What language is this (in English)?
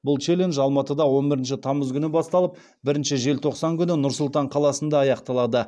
Kazakh